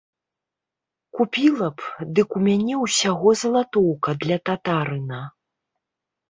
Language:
Belarusian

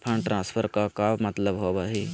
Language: Magahi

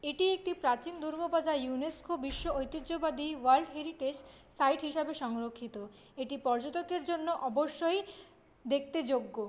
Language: Bangla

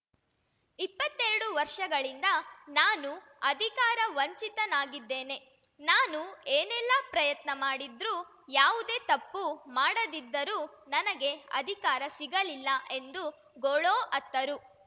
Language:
Kannada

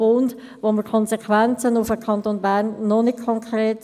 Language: Swiss German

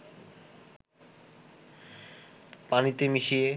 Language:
Bangla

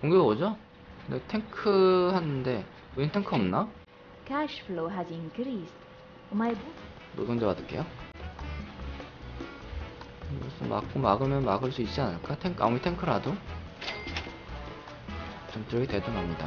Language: Korean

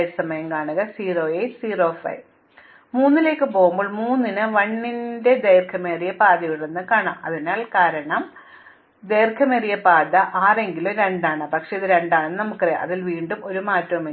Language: Malayalam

